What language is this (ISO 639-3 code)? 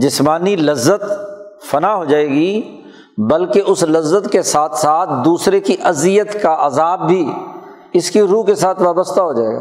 urd